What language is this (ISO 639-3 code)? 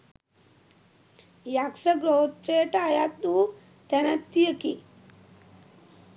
sin